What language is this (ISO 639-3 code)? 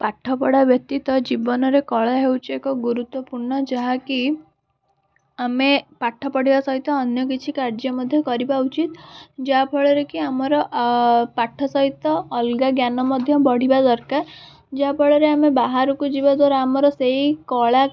ori